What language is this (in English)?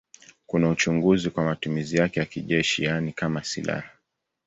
Swahili